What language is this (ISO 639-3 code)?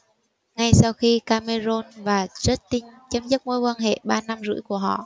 vie